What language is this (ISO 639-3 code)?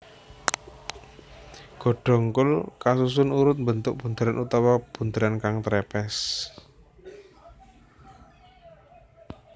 jav